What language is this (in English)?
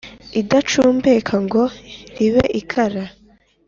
Kinyarwanda